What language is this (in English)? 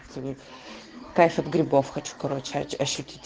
Russian